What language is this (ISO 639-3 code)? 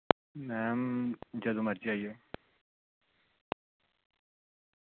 doi